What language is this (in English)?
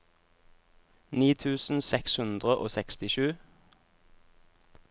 Norwegian